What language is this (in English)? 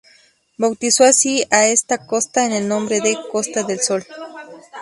Spanish